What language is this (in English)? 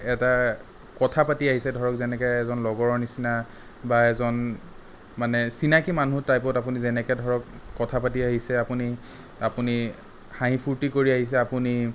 Assamese